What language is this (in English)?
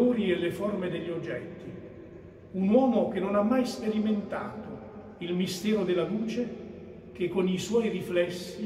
Italian